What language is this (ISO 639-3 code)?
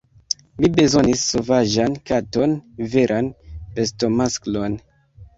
epo